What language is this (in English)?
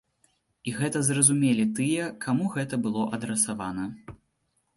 Belarusian